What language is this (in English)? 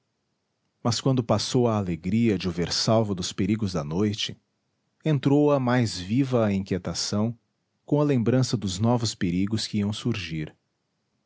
Portuguese